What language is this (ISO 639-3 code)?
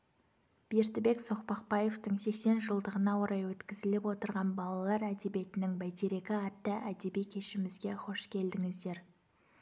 kaz